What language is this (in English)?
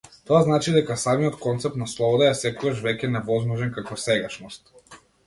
Macedonian